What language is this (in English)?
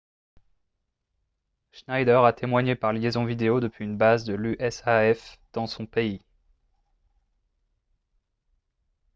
French